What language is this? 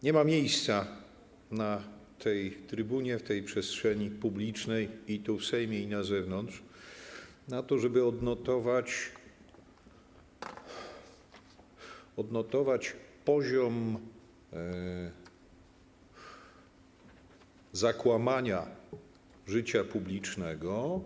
Polish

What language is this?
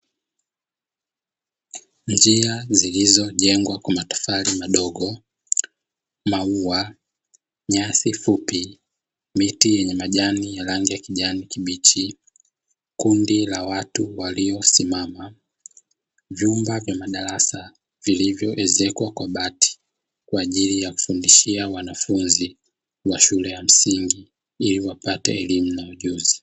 Swahili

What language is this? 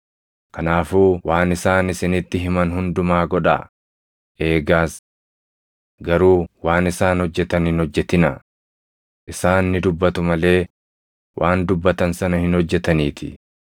Oromo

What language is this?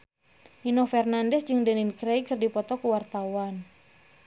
Sundanese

